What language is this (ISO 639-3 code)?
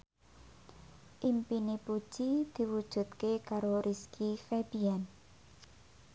jav